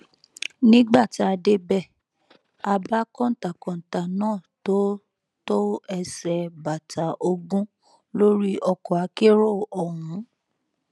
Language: Yoruba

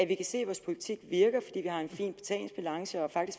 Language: Danish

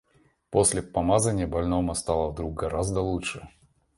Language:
Russian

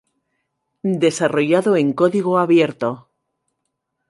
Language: Spanish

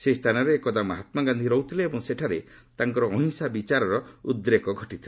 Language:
Odia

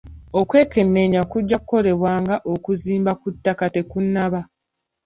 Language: Ganda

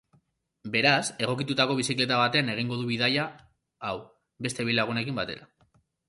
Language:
Basque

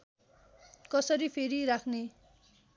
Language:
Nepali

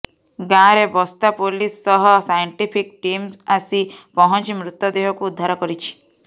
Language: Odia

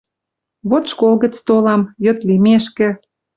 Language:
Western Mari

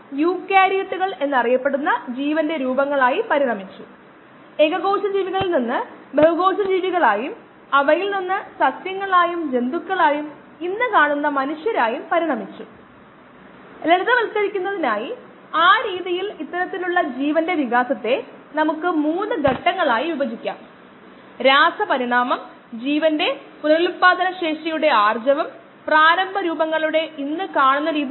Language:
Malayalam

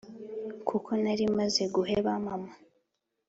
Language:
Kinyarwanda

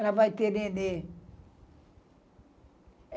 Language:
Portuguese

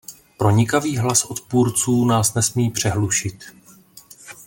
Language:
Czech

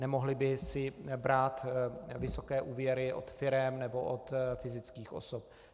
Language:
Czech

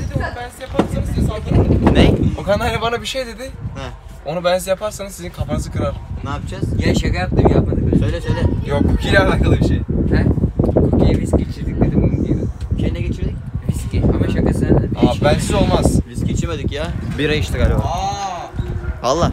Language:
Turkish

